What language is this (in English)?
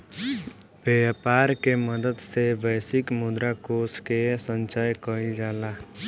Bhojpuri